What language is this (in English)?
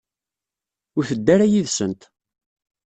Kabyle